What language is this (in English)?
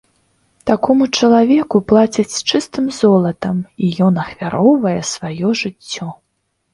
Belarusian